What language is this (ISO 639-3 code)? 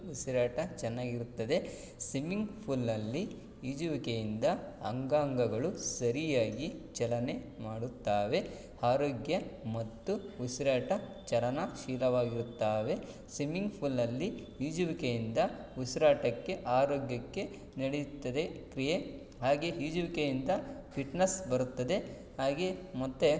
kan